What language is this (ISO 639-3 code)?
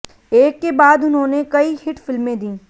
hin